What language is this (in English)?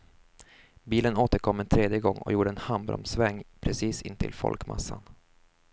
Swedish